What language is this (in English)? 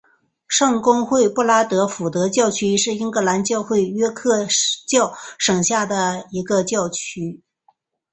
Chinese